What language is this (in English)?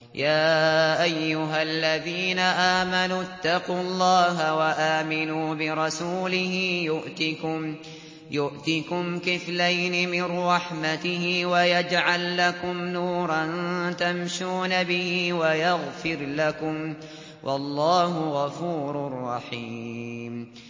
Arabic